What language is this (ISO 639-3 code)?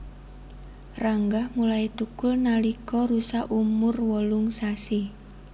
jav